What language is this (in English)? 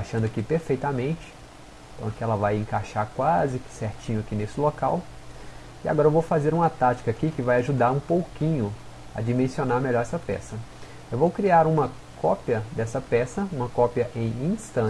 Portuguese